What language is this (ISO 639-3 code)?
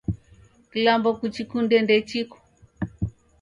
dav